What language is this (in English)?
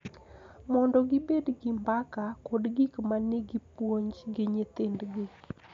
Luo (Kenya and Tanzania)